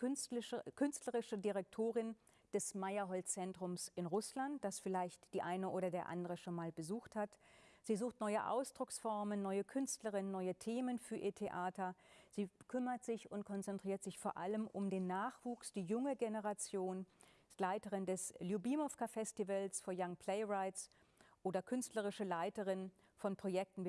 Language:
German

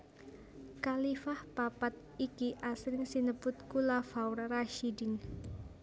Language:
Javanese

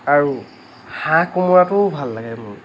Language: Assamese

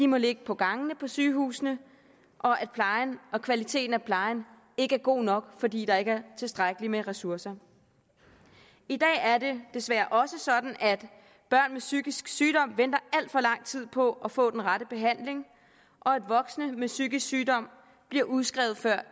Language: Danish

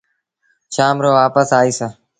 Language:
Sindhi Bhil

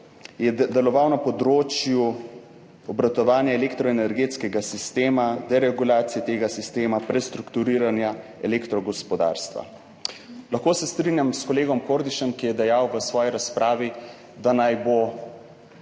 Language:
Slovenian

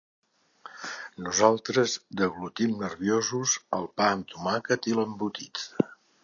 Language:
Catalan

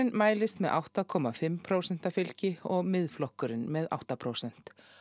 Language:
Icelandic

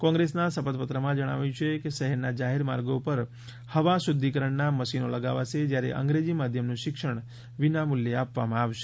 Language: Gujarati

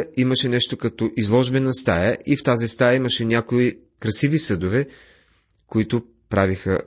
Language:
Bulgarian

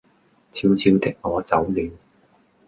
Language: Cantonese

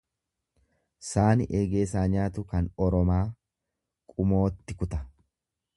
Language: Oromo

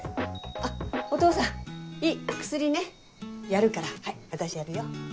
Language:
Japanese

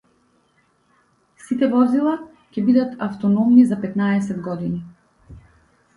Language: Macedonian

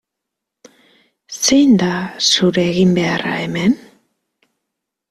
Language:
Basque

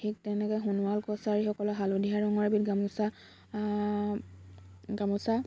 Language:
Assamese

